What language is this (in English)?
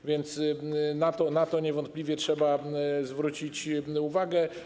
Polish